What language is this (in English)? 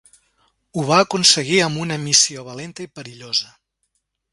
Catalan